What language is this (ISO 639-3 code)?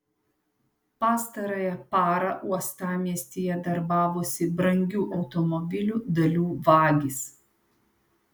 lit